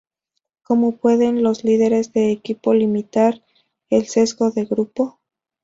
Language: Spanish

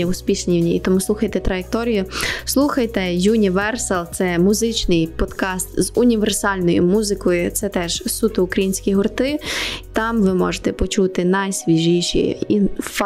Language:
Ukrainian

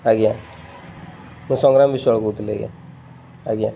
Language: Odia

